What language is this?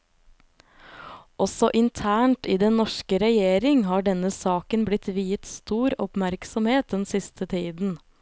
Norwegian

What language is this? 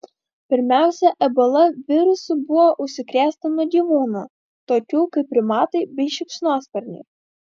Lithuanian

